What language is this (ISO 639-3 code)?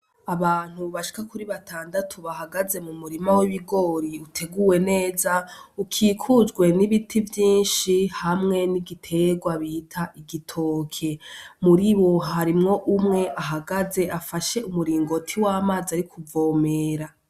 run